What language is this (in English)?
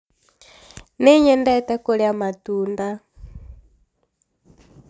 Kikuyu